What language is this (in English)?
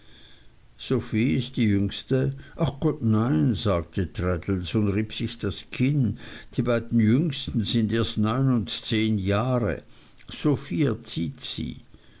German